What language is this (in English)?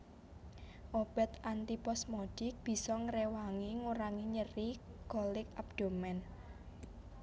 Javanese